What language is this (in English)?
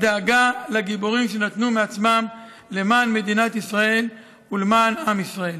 Hebrew